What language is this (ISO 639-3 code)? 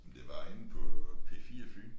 dan